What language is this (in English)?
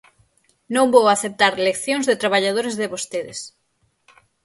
Galician